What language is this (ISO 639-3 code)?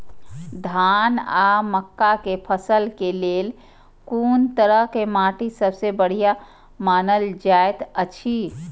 mai